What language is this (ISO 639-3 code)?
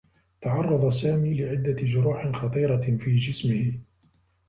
ara